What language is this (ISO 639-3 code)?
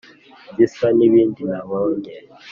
kin